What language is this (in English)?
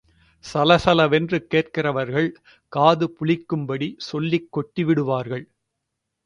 Tamil